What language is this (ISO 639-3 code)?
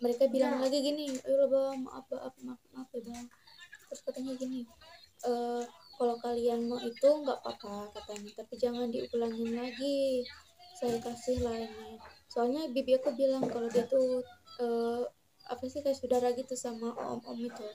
ind